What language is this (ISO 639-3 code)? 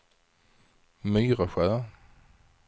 swe